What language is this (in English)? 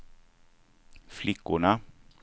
Swedish